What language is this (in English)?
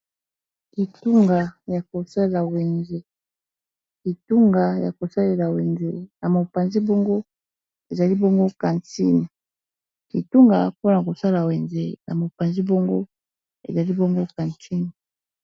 Lingala